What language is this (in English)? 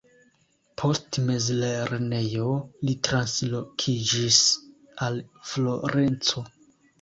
Esperanto